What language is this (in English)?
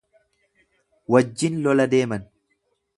Oromo